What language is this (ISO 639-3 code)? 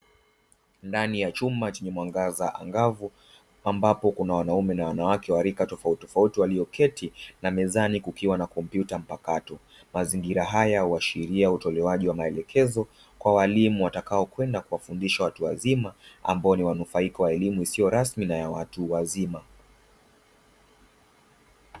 swa